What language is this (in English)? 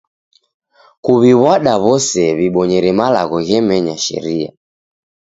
Taita